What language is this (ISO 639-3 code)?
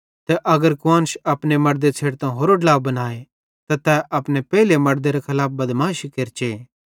bhd